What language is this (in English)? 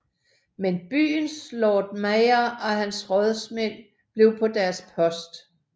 Danish